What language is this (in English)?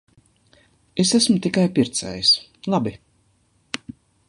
Latvian